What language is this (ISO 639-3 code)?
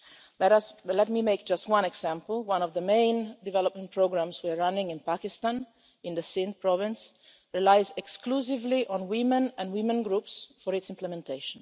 eng